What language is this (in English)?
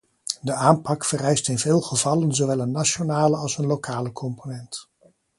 Dutch